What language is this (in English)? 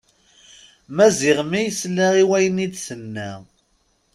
Kabyle